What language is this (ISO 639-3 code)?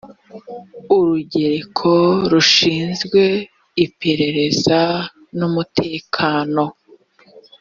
kin